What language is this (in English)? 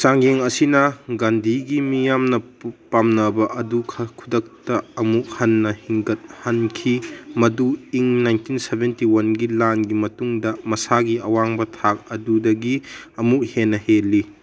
Manipuri